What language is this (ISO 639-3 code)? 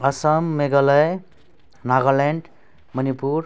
nep